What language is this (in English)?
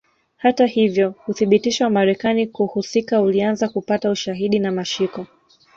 Swahili